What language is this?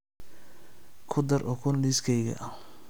Somali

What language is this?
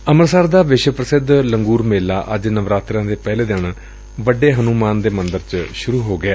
Punjabi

